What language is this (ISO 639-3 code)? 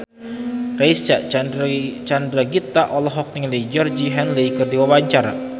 sun